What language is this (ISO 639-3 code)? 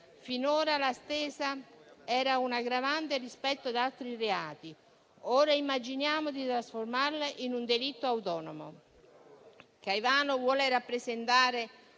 ita